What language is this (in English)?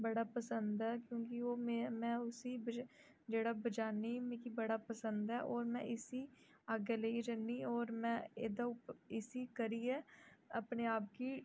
Dogri